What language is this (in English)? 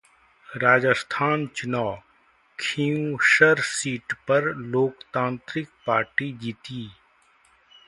Hindi